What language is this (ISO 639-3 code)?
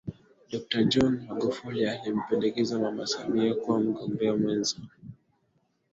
swa